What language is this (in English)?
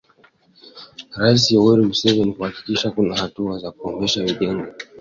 Swahili